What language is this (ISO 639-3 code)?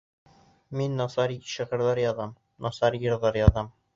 bak